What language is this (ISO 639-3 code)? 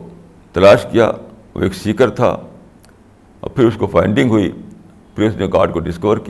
urd